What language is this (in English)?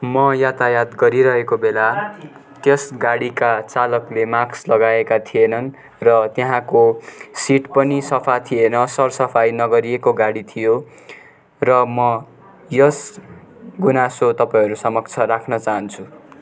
Nepali